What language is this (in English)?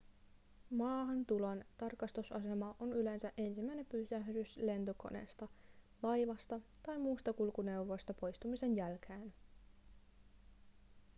Finnish